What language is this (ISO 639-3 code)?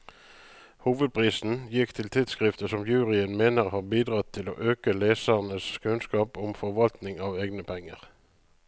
nor